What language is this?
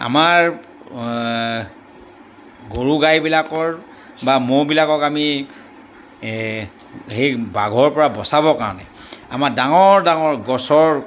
Assamese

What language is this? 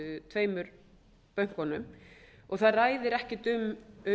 Icelandic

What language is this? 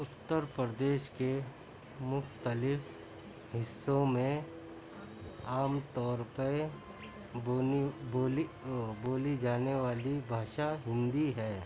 Urdu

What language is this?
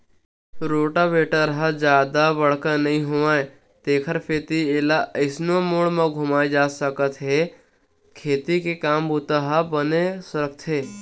Chhattisgarhi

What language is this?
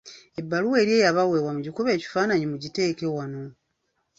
Ganda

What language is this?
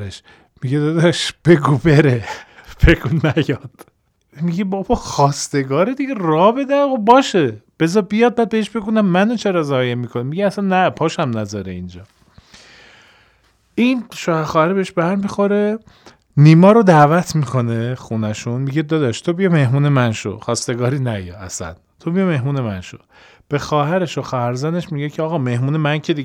Persian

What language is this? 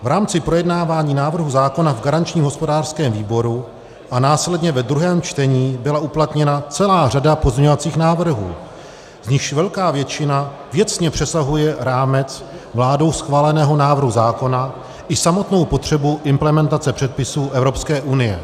Czech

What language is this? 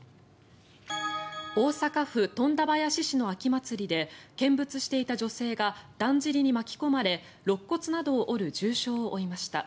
Japanese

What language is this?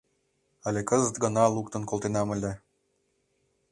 Mari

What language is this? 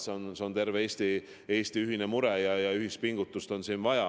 Estonian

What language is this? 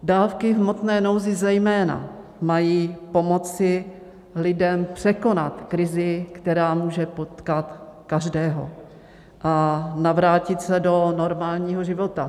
Czech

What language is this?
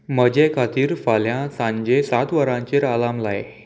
Konkani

